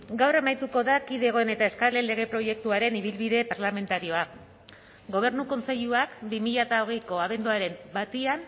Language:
Basque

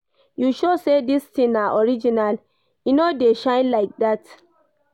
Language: Nigerian Pidgin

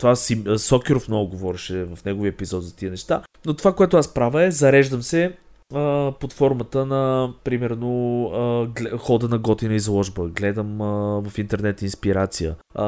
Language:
Bulgarian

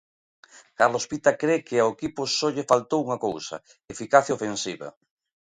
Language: Galician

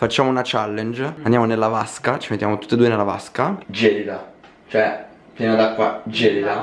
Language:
Italian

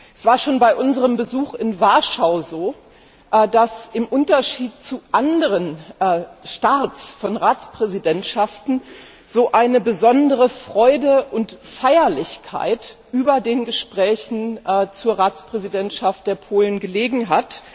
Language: German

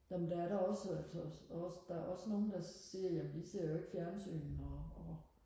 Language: Danish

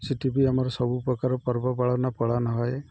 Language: Odia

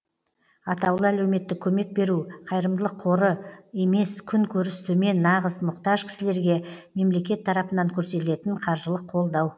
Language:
Kazakh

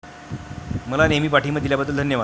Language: Marathi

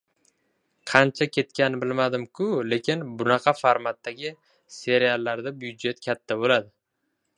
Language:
Uzbek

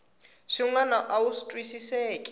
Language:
Tsonga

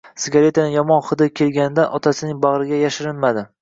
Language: Uzbek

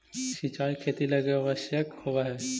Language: Magahi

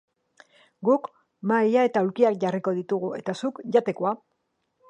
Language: Basque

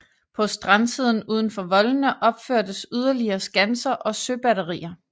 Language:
Danish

